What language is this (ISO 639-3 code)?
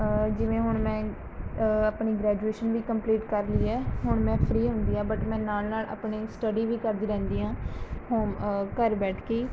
pan